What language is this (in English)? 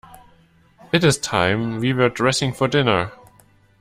English